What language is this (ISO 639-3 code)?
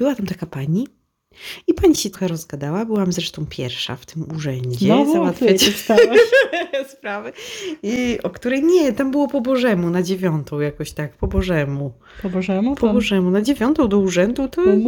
pol